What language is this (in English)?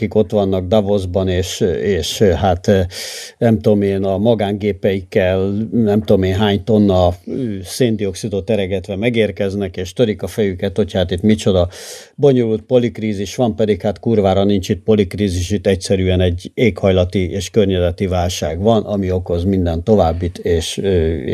Hungarian